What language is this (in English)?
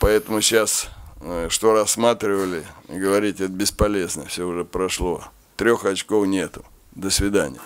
Russian